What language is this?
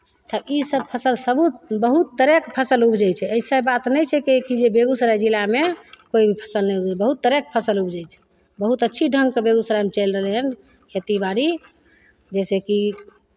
Maithili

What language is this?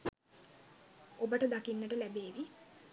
Sinhala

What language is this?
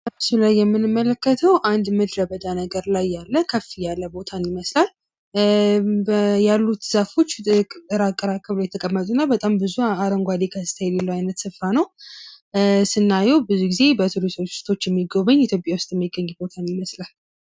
Amharic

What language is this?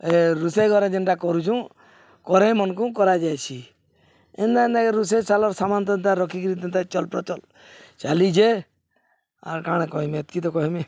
Odia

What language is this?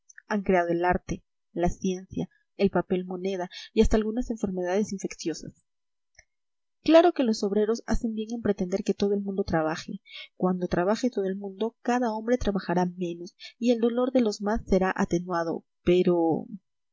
Spanish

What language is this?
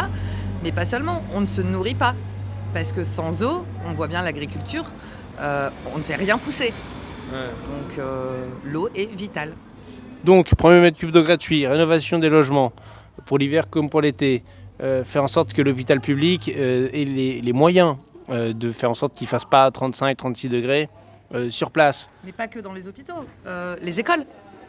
French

